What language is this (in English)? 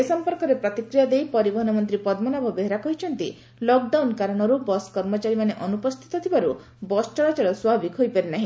Odia